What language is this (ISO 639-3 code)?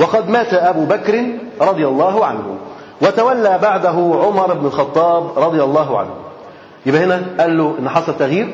ara